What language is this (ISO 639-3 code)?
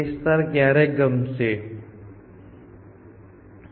guj